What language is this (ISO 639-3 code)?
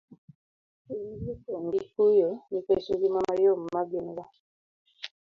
luo